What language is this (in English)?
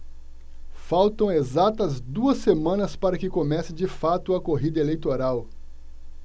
Portuguese